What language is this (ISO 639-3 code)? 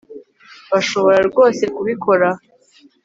kin